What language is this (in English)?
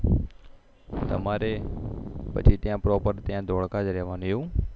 Gujarati